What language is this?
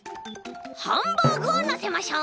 Japanese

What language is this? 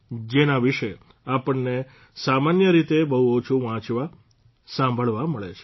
Gujarati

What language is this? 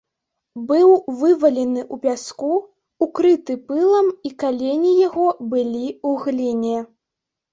Belarusian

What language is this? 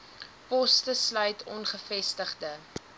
Afrikaans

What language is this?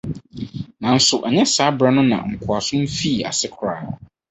Akan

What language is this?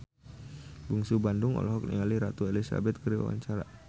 Sundanese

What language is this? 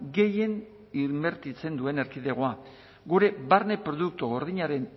Basque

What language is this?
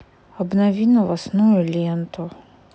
Russian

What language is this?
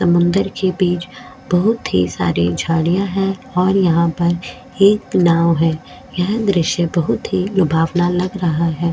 Hindi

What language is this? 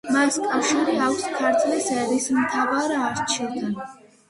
Georgian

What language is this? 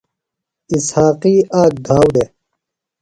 Phalura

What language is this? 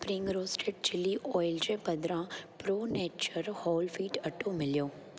Sindhi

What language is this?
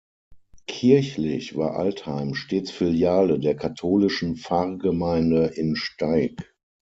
German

